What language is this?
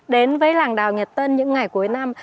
Vietnamese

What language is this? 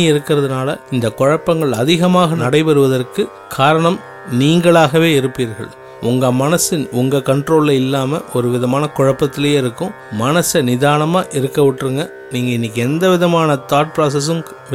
Tamil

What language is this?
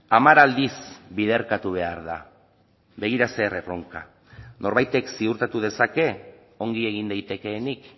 Basque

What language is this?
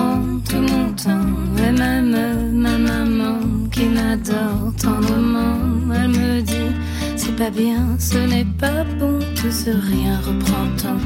French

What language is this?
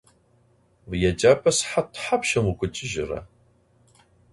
Adyghe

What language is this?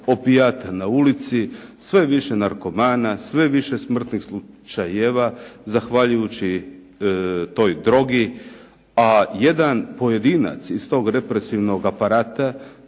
Croatian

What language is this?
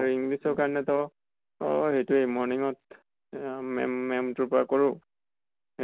Assamese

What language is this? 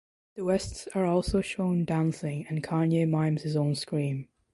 English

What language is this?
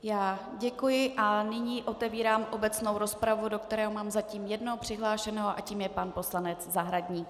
Czech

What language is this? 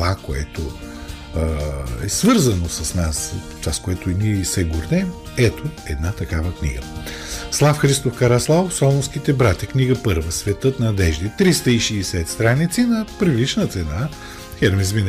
Bulgarian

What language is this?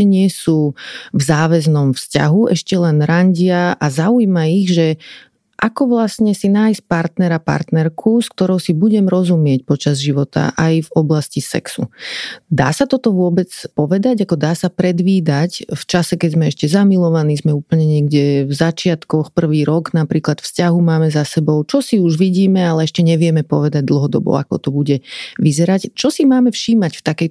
Slovak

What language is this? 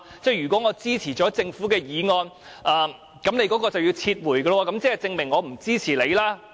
Cantonese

